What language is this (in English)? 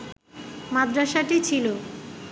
Bangla